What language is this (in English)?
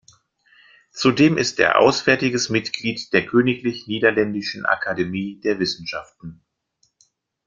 German